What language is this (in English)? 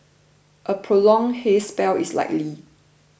English